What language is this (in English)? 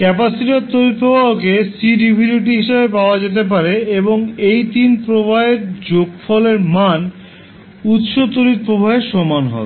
Bangla